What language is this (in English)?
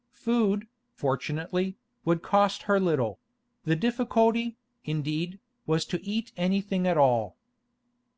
English